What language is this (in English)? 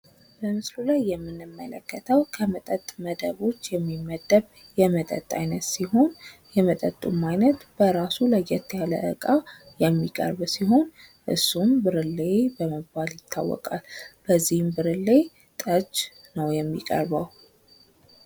Amharic